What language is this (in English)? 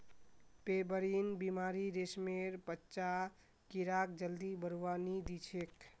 Magahi